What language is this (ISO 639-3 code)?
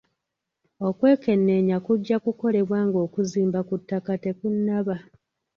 lug